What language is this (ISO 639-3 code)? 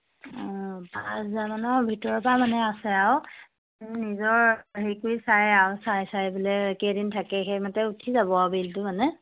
asm